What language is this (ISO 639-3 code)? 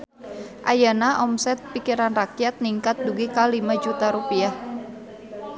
sun